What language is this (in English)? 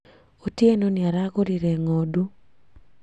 Kikuyu